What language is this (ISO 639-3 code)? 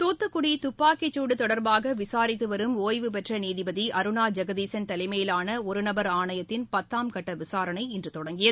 tam